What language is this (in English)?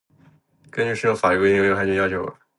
Chinese